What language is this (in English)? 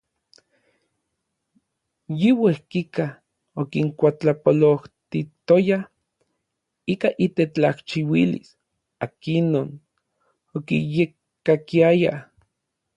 Orizaba Nahuatl